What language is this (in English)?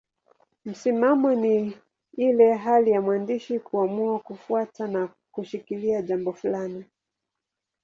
Swahili